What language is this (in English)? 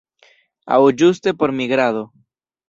Esperanto